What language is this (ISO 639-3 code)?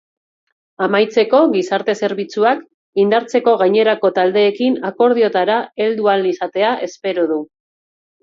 eus